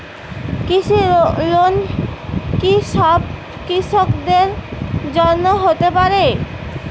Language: Bangla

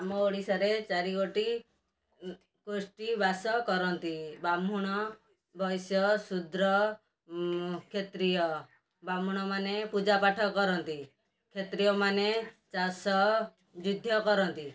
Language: Odia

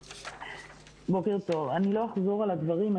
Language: Hebrew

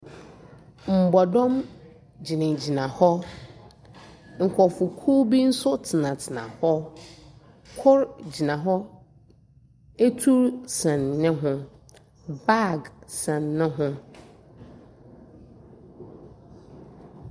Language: Akan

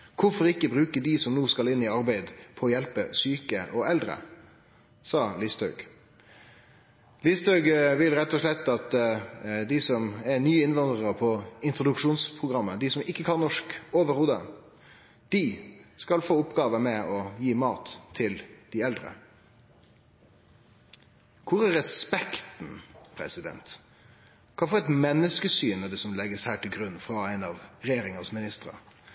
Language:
Norwegian Nynorsk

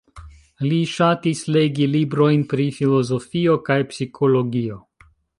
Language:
Esperanto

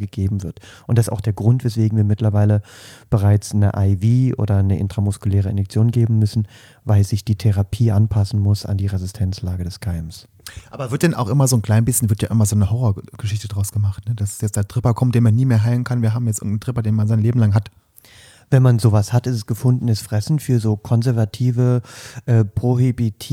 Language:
German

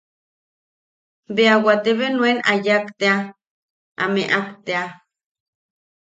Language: Yaqui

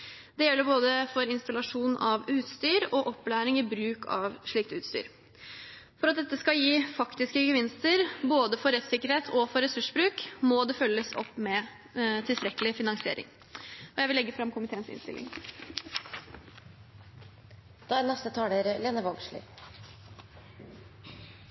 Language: Norwegian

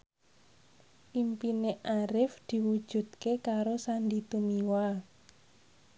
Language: Javanese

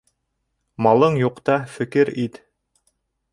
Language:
Bashkir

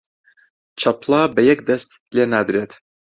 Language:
Central Kurdish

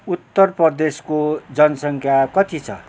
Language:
Nepali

